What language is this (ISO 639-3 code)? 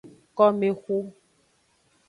ajg